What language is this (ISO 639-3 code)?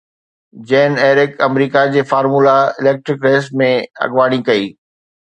snd